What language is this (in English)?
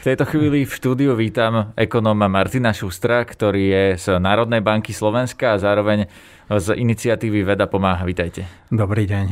Slovak